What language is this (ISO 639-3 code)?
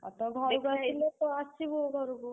ori